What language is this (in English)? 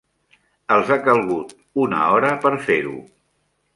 Catalan